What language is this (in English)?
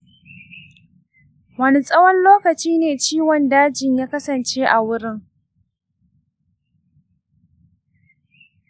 Hausa